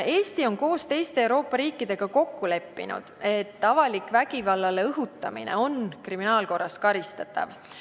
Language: Estonian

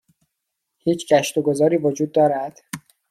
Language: Persian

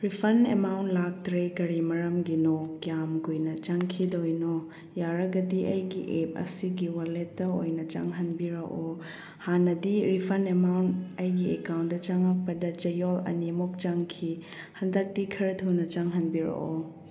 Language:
Manipuri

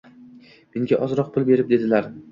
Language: Uzbek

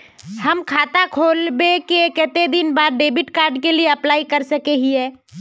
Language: Magahi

